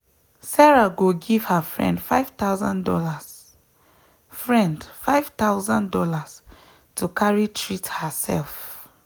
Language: Nigerian Pidgin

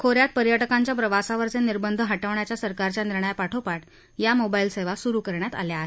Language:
Marathi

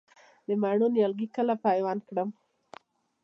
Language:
Pashto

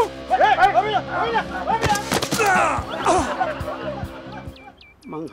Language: Thai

